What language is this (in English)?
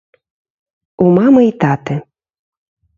Belarusian